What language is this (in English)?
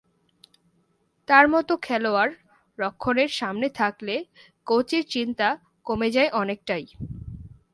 Bangla